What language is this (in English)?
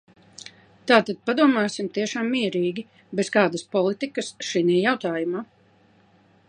Latvian